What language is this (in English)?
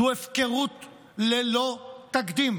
Hebrew